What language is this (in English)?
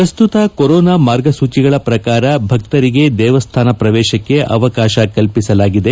Kannada